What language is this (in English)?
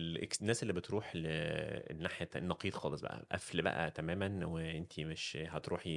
Arabic